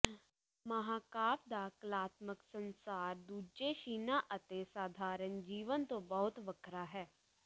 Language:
Punjabi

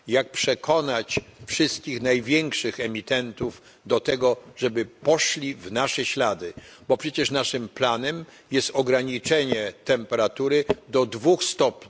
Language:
Polish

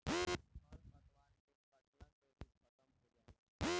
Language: Bhojpuri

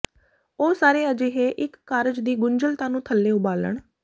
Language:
Punjabi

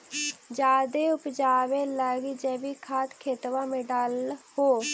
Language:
Magahi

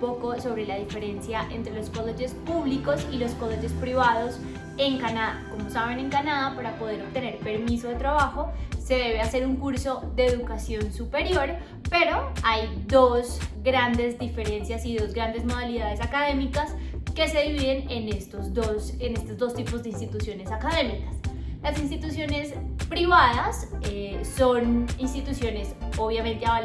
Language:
Spanish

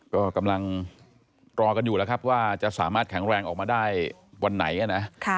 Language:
Thai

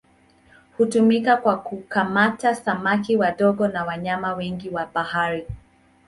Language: Swahili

